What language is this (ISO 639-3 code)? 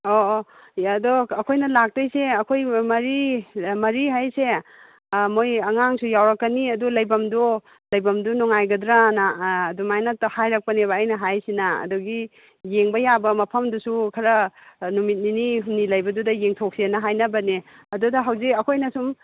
mni